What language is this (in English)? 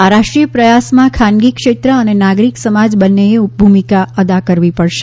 Gujarati